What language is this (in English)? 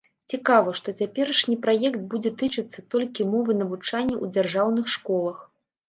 Belarusian